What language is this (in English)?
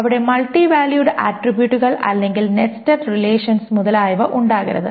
Malayalam